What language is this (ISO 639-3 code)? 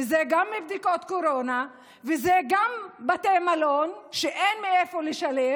heb